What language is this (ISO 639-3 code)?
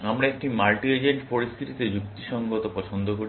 ben